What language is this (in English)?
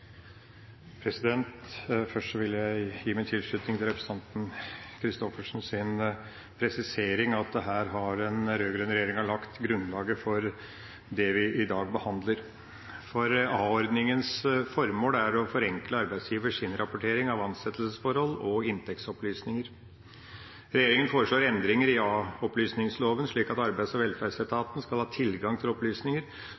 Norwegian Bokmål